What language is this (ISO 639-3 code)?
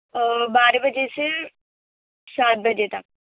urd